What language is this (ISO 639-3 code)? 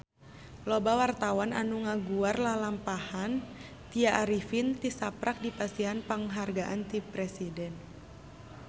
sun